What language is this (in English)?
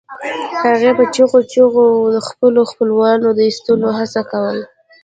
Pashto